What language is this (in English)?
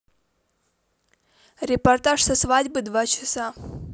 Russian